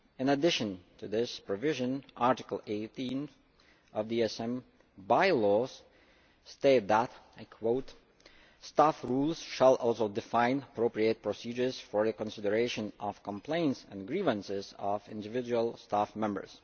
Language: English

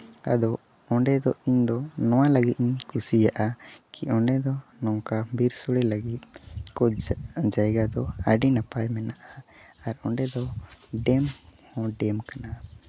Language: Santali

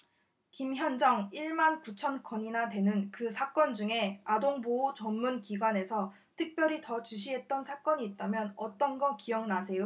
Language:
Korean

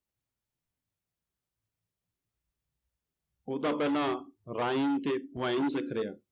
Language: Punjabi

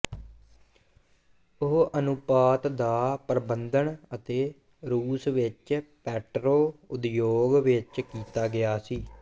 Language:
Punjabi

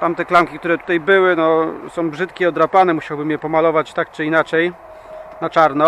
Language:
Polish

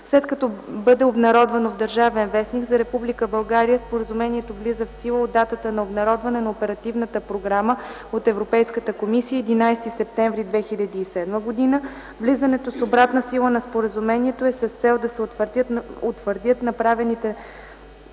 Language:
Bulgarian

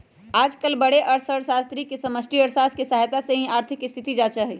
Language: Magahi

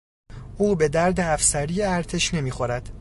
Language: Persian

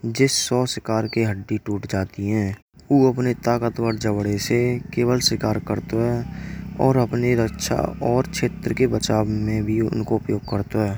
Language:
Braj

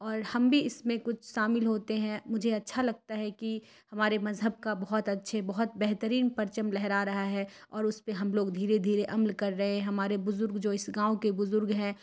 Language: Urdu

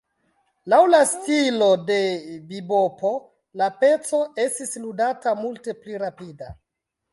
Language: Esperanto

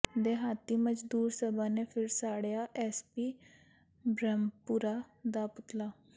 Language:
Punjabi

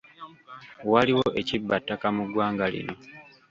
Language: Ganda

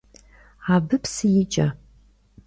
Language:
Kabardian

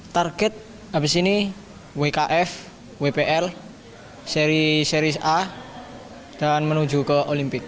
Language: Indonesian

